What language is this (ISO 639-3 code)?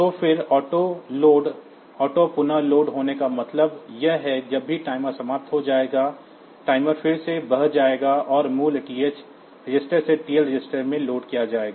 hin